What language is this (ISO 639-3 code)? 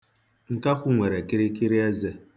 ibo